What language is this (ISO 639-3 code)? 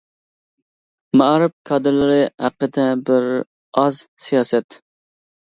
uig